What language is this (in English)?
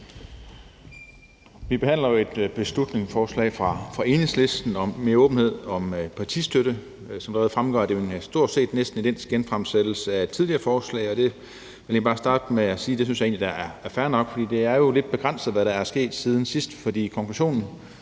Danish